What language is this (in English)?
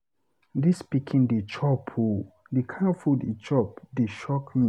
Nigerian Pidgin